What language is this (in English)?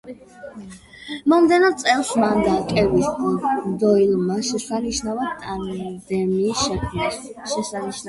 Georgian